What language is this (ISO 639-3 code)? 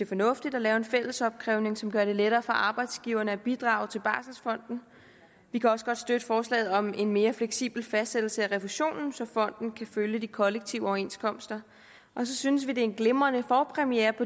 dan